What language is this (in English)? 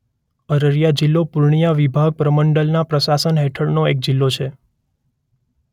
Gujarati